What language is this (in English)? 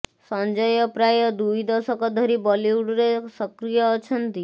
Odia